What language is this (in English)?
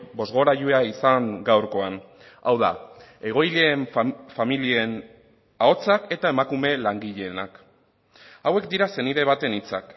Basque